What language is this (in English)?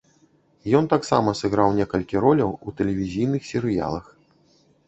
Belarusian